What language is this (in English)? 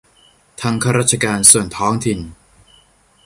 Thai